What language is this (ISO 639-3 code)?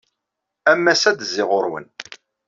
kab